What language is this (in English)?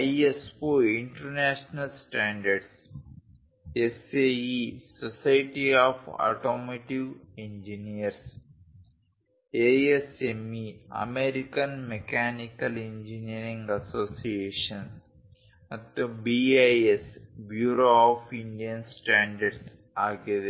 Kannada